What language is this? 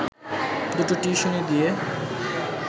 Bangla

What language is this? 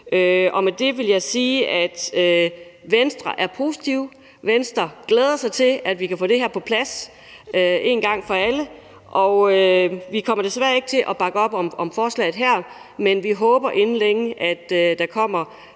Danish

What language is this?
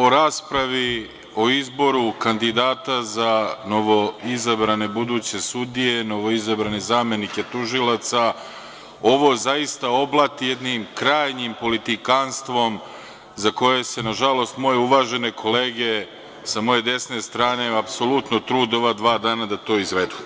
Serbian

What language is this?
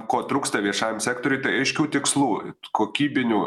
Lithuanian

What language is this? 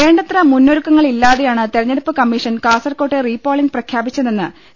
Malayalam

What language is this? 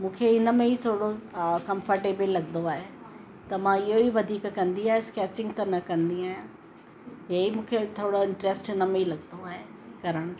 Sindhi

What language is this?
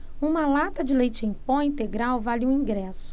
Portuguese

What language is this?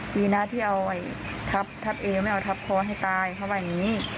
Thai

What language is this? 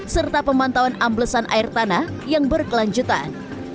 Indonesian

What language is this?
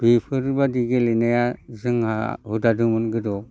Bodo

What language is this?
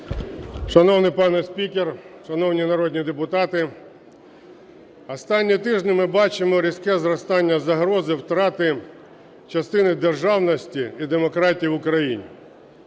Ukrainian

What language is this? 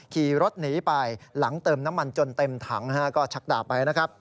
Thai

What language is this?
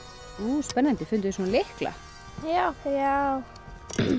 Icelandic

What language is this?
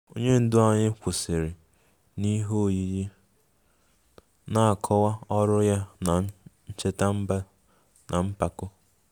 Igbo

